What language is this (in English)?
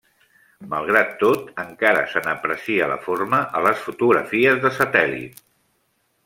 Catalan